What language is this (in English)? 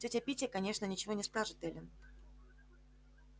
Russian